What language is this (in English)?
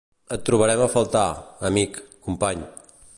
Catalan